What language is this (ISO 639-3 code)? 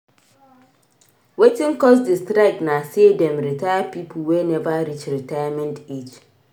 pcm